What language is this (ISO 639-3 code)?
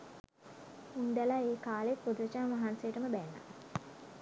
sin